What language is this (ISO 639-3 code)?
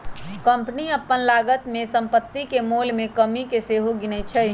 mag